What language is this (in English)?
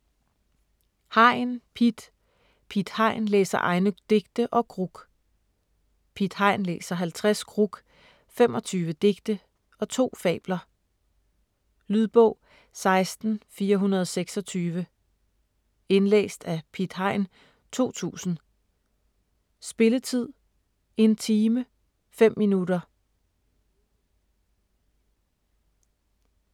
Danish